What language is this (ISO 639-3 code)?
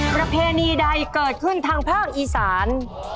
tha